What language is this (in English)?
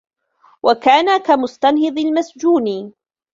Arabic